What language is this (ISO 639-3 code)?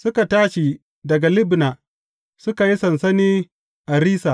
hau